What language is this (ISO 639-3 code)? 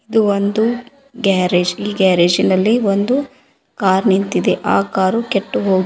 kan